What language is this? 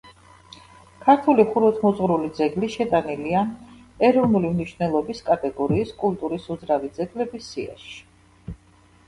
Georgian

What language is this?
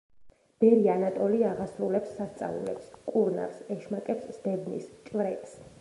Georgian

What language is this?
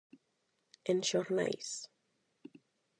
Galician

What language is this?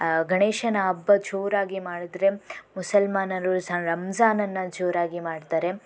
Kannada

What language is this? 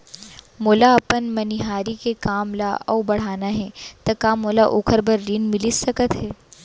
Chhattisgarhi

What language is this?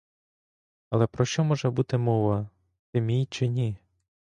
Ukrainian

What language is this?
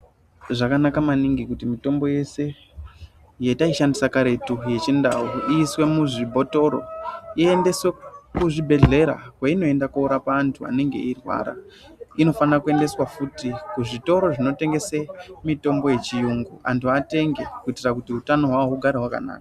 Ndau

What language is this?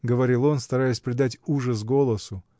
Russian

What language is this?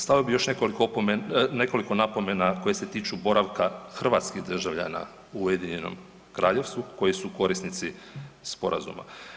Croatian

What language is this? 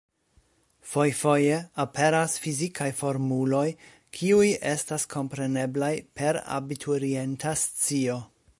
Esperanto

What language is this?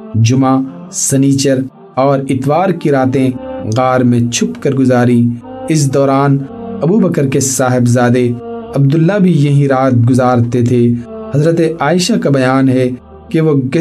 Urdu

